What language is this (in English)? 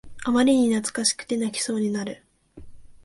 Japanese